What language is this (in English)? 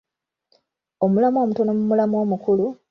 Ganda